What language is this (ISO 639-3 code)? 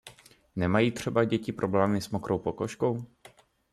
ces